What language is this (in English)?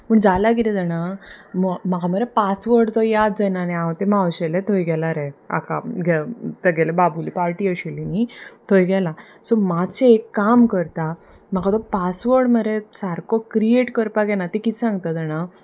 Konkani